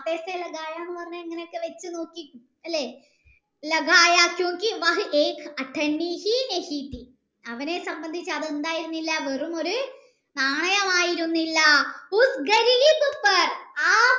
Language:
Malayalam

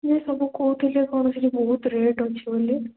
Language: Odia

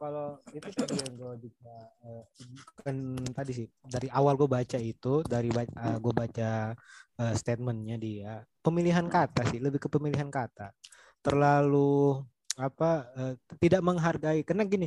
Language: Indonesian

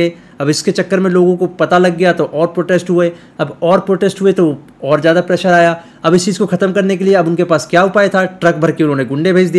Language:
Hindi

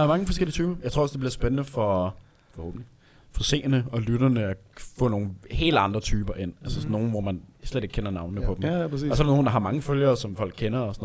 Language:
Danish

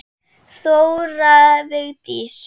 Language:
Icelandic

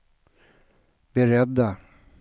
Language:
Swedish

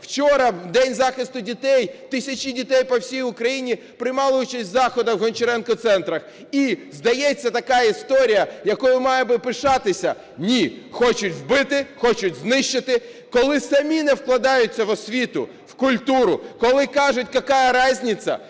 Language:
Ukrainian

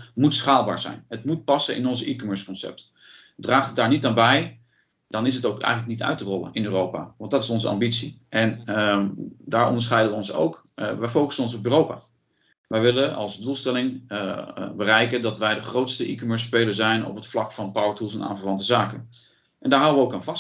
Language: Dutch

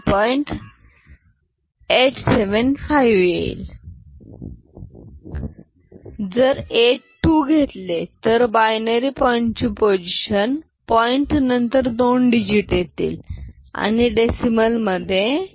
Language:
Marathi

